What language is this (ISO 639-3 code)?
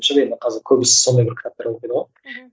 kaz